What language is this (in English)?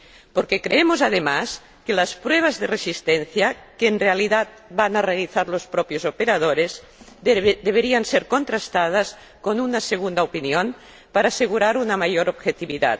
Spanish